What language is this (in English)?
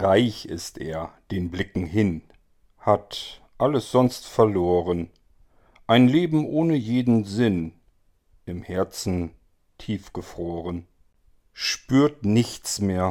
German